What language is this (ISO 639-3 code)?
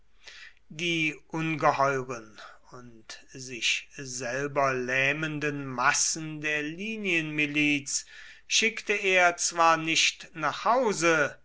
deu